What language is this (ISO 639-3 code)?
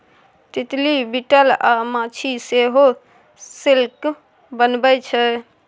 mai